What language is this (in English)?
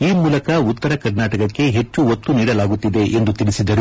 Kannada